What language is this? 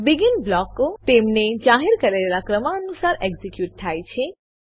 Gujarati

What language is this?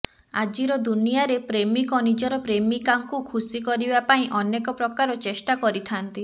Odia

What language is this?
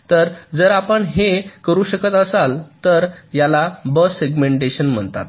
Marathi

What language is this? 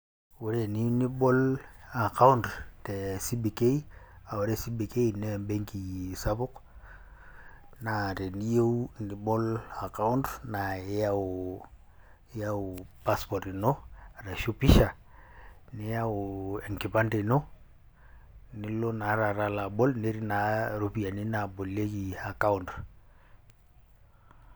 Masai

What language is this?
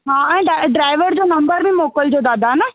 Sindhi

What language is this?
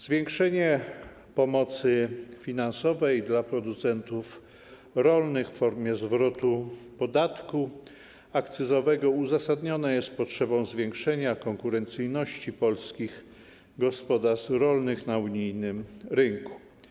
Polish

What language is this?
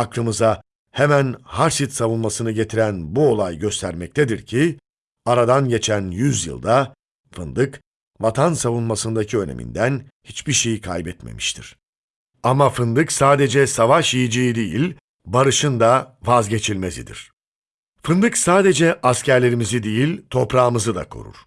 Turkish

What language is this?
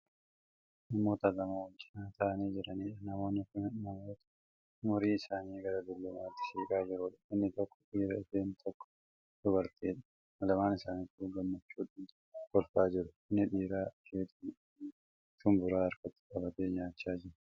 Oromo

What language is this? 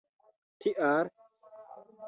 Esperanto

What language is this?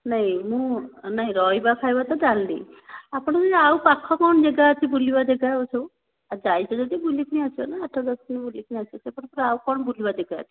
Odia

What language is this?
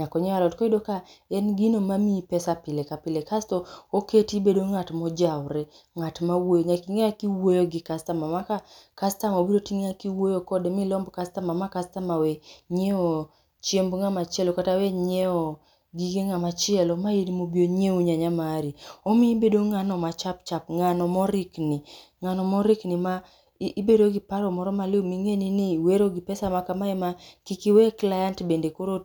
Luo (Kenya and Tanzania)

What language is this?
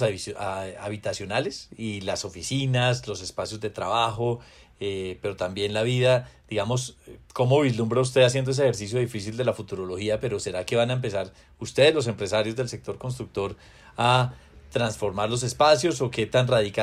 Spanish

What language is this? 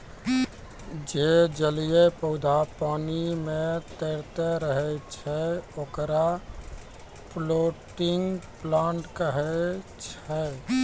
Maithili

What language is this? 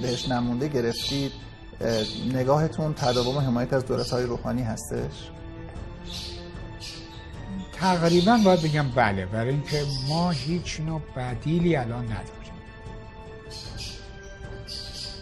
Persian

